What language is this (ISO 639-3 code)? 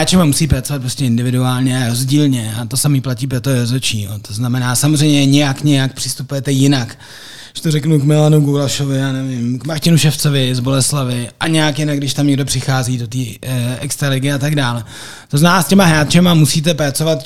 ces